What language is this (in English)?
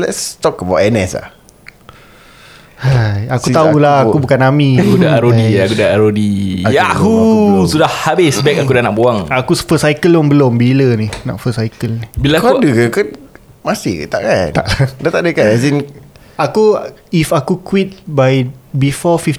Malay